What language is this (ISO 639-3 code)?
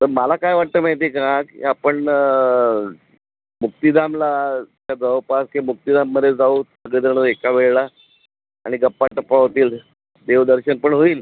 mar